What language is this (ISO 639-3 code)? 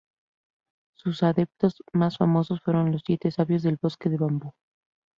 spa